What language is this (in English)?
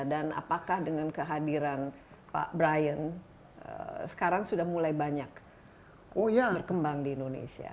Indonesian